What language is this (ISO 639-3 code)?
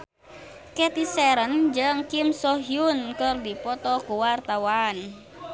sun